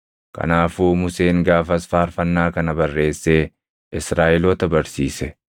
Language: Oromo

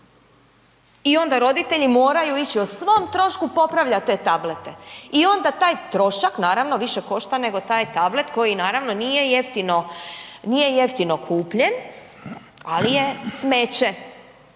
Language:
Croatian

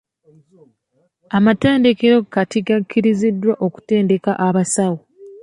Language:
Ganda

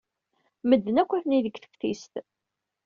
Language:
Kabyle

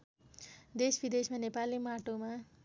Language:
Nepali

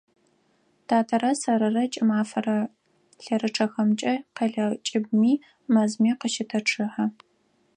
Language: Adyghe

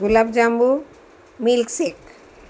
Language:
Gujarati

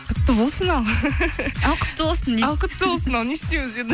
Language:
Kazakh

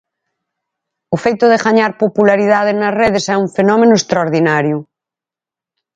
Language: Galician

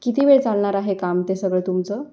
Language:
Marathi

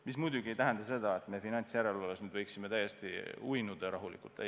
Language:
Estonian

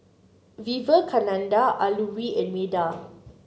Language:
English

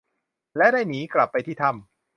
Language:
Thai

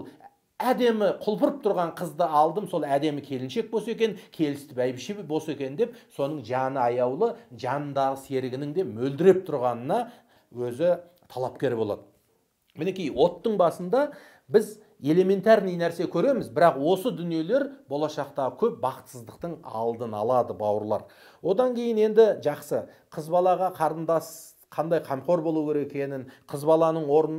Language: Turkish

